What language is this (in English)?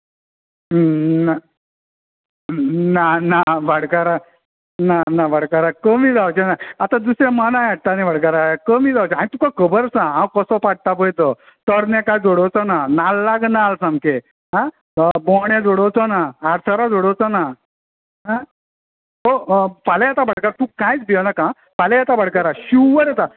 Konkani